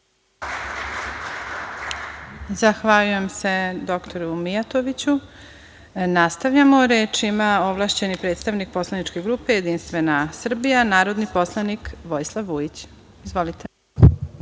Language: Serbian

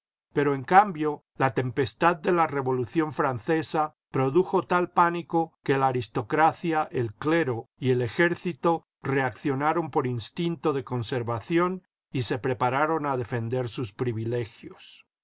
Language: Spanish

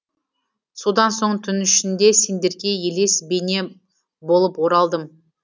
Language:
Kazakh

